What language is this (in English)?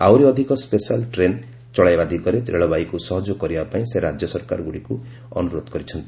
Odia